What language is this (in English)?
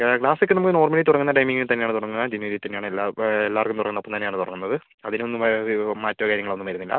Malayalam